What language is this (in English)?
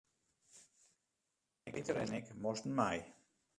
Western Frisian